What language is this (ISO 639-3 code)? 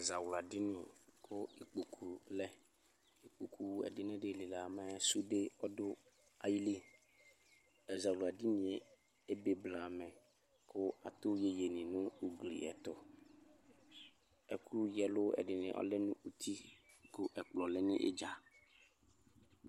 kpo